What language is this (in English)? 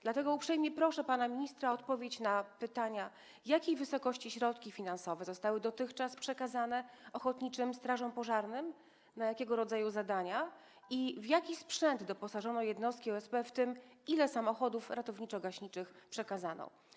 Polish